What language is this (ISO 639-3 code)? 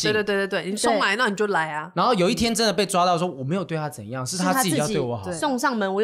zho